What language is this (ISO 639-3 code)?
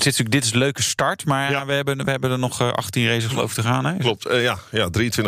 nld